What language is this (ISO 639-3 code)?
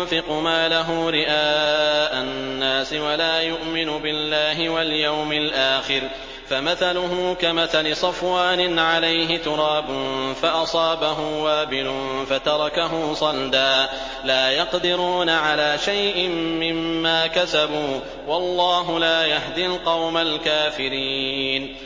ara